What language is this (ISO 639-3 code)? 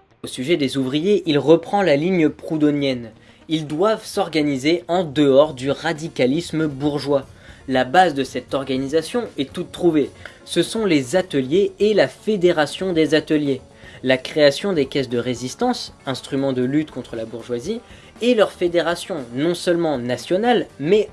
fra